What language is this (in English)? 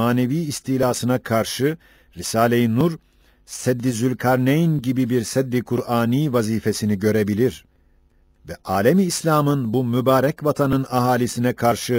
Turkish